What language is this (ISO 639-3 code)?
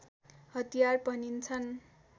nep